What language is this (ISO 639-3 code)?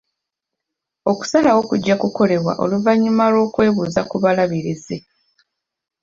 lug